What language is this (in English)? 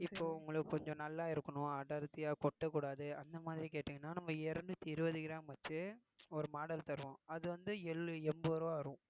Tamil